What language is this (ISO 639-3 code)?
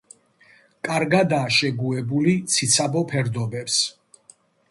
kat